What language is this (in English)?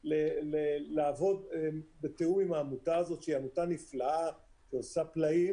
Hebrew